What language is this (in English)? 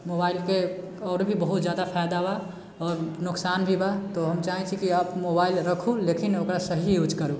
Maithili